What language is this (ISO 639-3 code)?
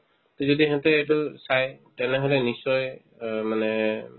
asm